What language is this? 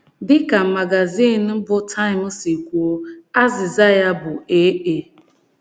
Igbo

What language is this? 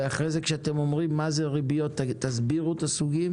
Hebrew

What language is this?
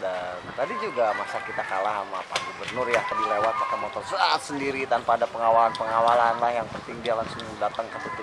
Indonesian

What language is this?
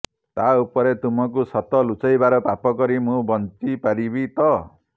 Odia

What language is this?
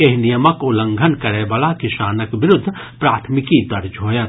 Maithili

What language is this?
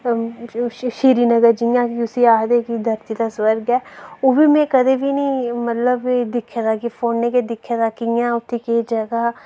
Dogri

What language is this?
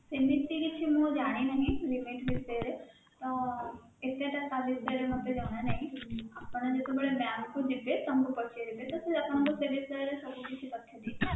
Odia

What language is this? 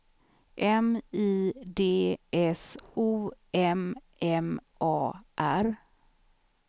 Swedish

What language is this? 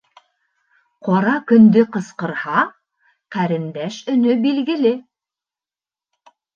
Bashkir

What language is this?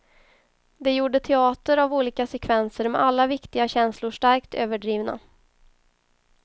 Swedish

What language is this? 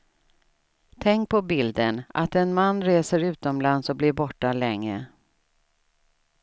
Swedish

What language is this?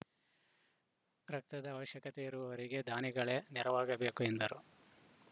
Kannada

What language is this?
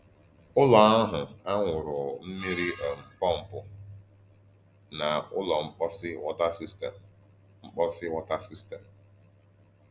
Igbo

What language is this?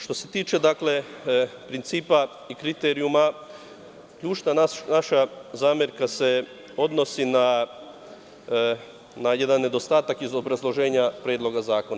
Serbian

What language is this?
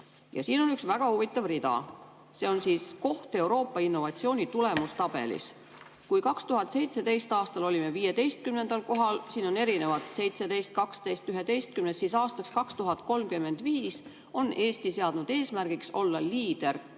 Estonian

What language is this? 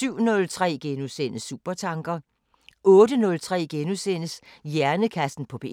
Danish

